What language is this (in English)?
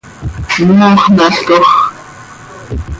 Seri